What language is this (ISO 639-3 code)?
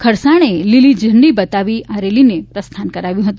guj